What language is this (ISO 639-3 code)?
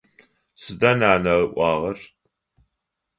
ady